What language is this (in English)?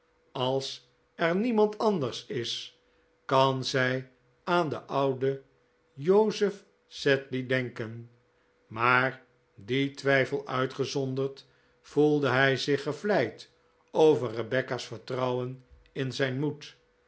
Dutch